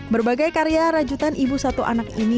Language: Indonesian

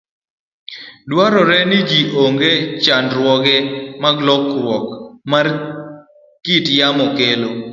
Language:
Luo (Kenya and Tanzania)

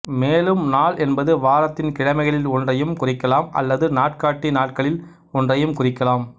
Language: Tamil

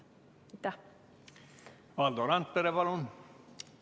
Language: Estonian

